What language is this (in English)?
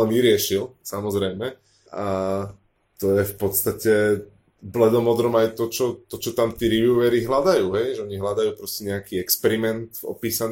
Slovak